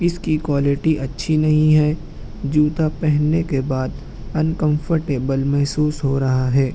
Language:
Urdu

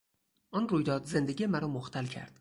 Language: Persian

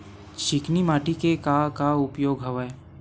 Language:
Chhattisgarhi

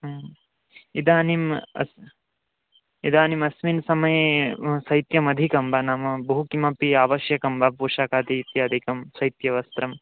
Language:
Sanskrit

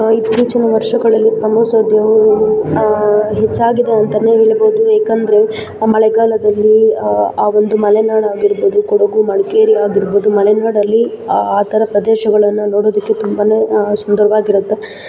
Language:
Kannada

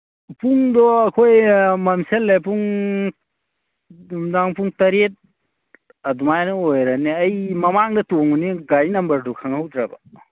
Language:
Manipuri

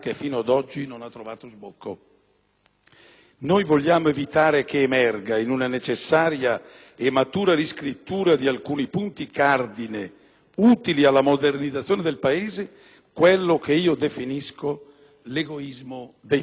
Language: Italian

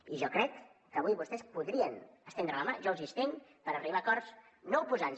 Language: Catalan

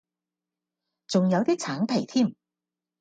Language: Cantonese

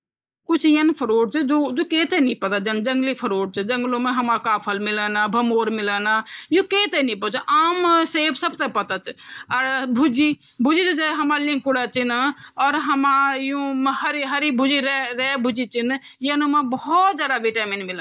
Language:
Garhwali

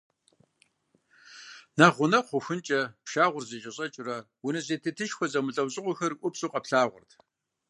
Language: Kabardian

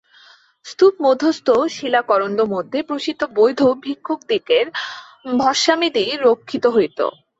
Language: Bangla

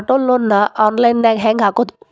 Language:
Kannada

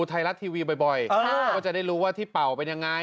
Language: Thai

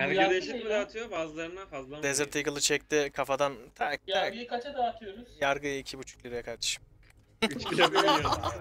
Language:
Turkish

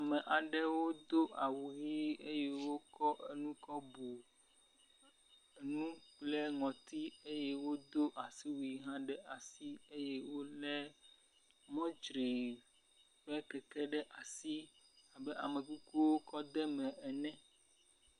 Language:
Ewe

